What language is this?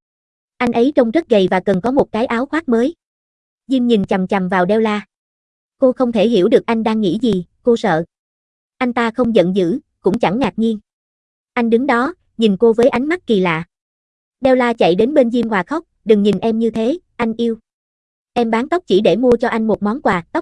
Vietnamese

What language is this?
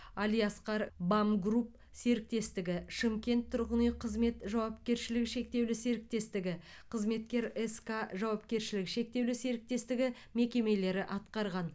Kazakh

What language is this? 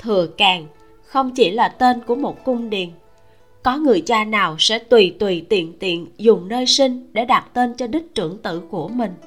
Vietnamese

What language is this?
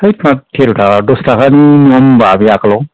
Bodo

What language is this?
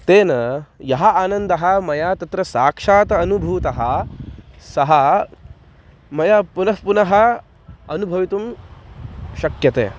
Sanskrit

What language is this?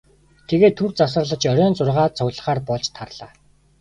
Mongolian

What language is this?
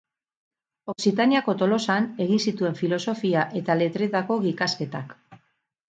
Basque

